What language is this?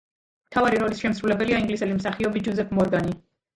Georgian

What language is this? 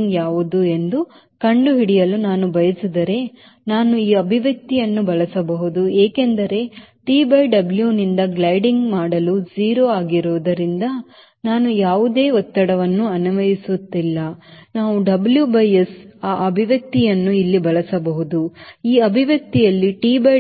Kannada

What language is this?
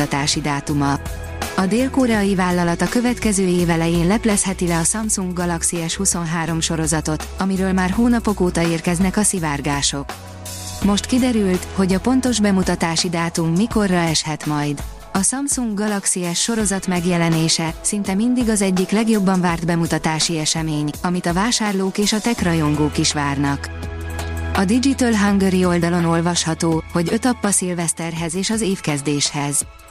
Hungarian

